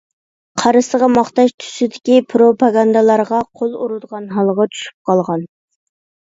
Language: Uyghur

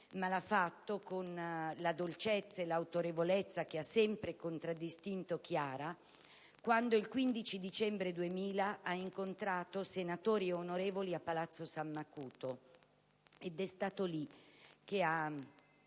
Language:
Italian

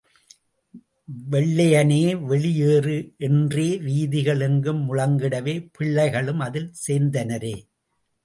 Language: Tamil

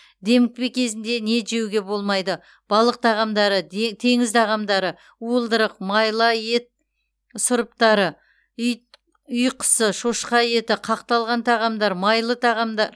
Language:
Kazakh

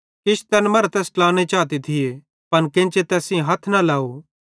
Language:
Bhadrawahi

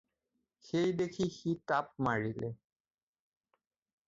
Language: Assamese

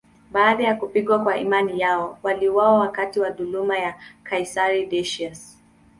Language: Swahili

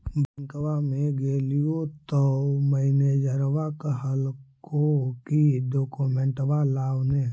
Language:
Magahi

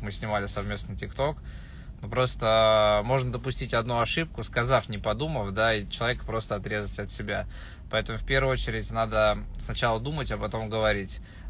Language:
Russian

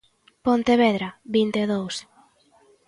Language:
Galician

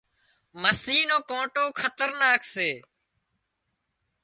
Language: Wadiyara Koli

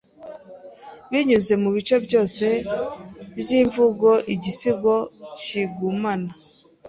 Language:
Kinyarwanda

